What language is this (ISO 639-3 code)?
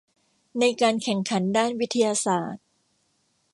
tha